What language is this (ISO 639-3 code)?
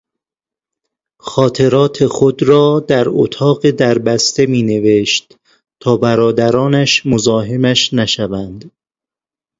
fas